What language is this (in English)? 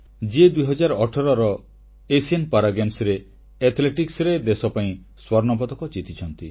Odia